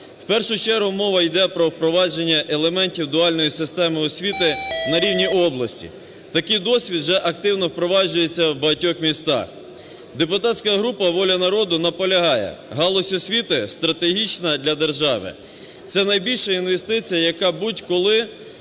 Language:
Ukrainian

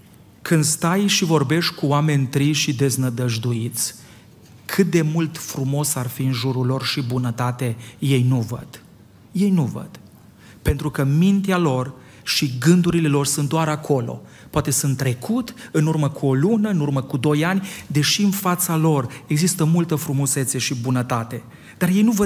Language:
Romanian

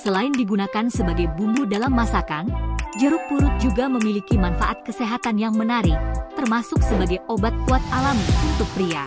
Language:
Indonesian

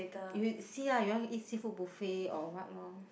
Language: English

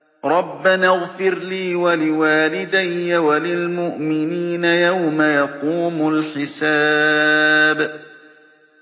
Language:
Arabic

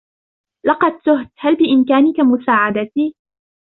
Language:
Arabic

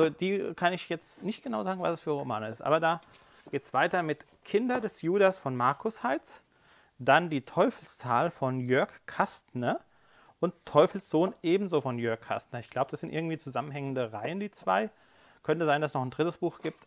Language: German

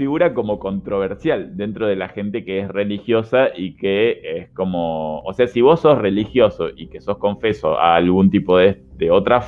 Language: Spanish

